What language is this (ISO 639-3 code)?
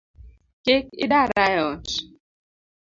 luo